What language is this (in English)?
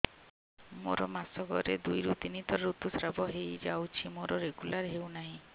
Odia